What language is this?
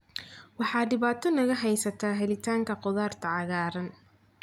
Somali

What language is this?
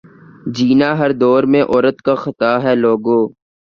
Urdu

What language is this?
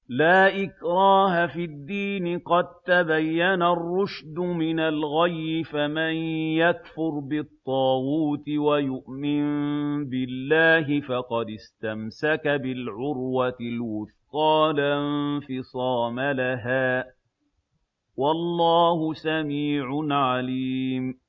Arabic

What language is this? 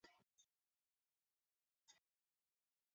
Chinese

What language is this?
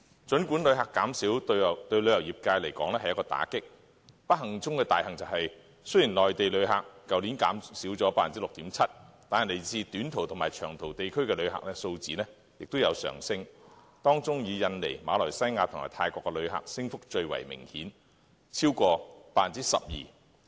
Cantonese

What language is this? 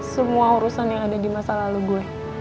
Indonesian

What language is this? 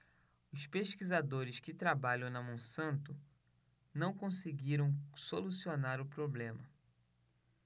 Portuguese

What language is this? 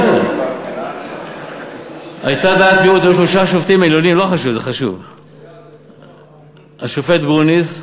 Hebrew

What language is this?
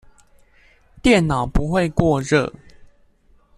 Chinese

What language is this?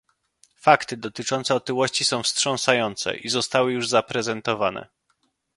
Polish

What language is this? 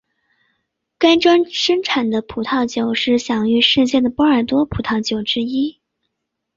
Chinese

